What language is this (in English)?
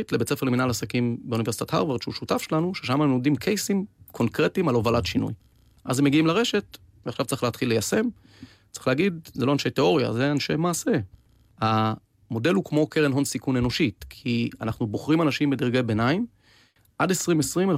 Hebrew